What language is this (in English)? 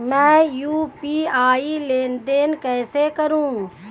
Hindi